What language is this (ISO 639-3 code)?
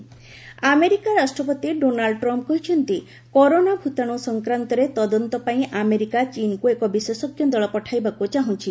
ori